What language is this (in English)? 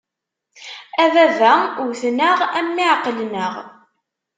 Kabyle